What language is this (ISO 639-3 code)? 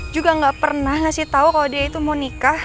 ind